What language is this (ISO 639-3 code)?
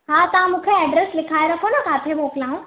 snd